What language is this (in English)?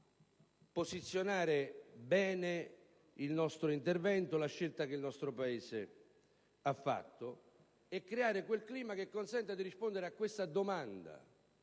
Italian